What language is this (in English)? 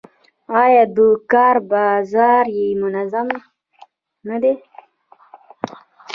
Pashto